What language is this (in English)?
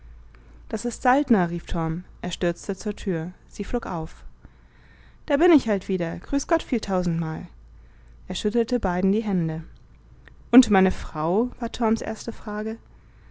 German